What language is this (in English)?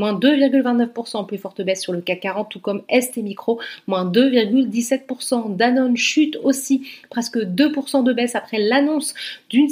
French